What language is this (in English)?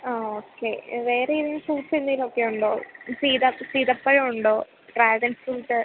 Malayalam